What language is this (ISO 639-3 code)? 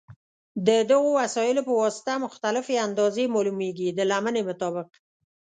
pus